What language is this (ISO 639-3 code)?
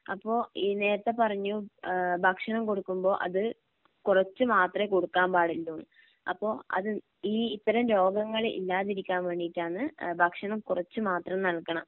mal